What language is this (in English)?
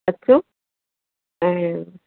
Sindhi